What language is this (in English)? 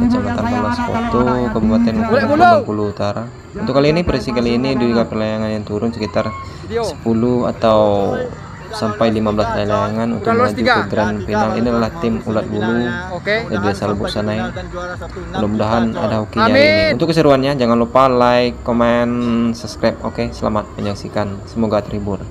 Indonesian